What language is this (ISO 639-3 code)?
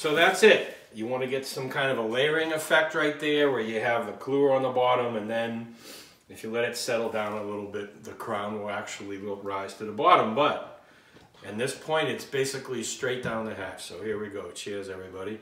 eng